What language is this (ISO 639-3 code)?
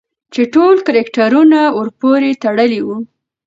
pus